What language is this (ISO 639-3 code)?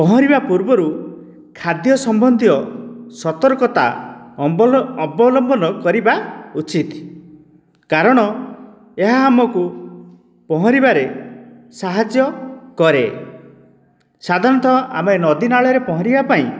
ori